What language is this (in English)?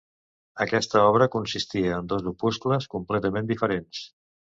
Catalan